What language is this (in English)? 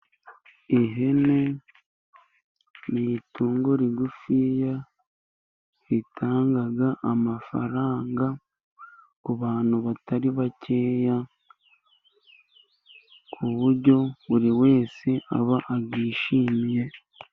Kinyarwanda